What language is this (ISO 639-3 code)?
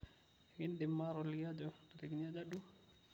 mas